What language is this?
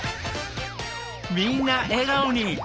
Japanese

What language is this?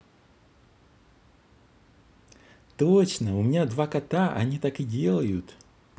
Russian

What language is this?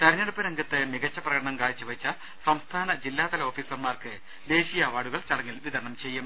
Malayalam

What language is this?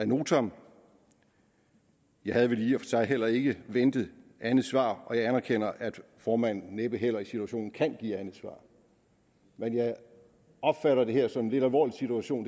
Danish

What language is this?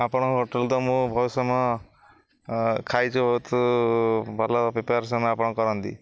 Odia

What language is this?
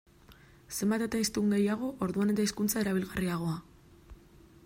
Basque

